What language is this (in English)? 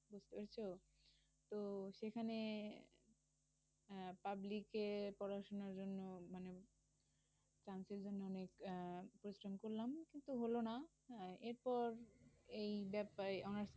Bangla